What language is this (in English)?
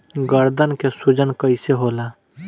Bhojpuri